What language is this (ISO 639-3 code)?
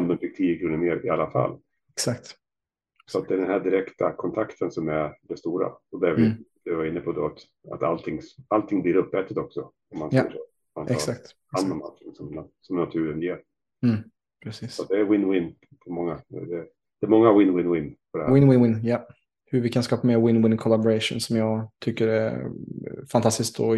swe